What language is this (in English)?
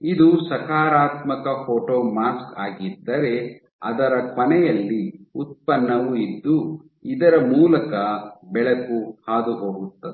Kannada